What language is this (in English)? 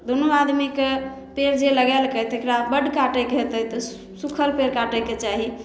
Maithili